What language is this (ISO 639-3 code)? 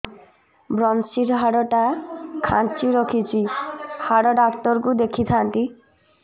ori